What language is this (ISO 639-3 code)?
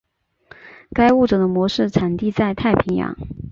zho